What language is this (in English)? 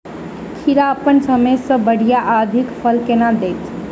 Maithili